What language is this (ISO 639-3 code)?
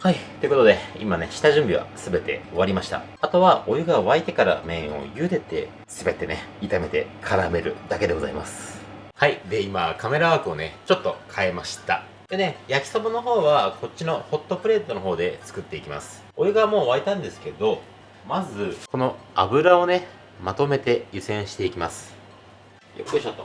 jpn